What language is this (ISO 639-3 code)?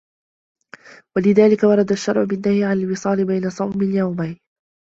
ara